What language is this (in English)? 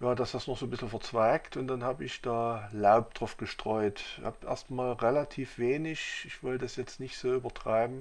German